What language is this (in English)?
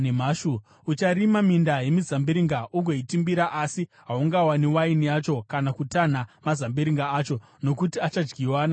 Shona